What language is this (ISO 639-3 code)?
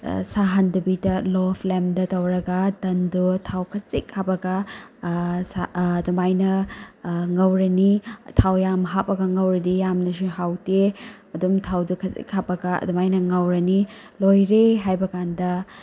mni